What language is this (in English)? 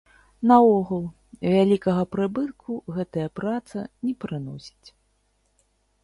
Belarusian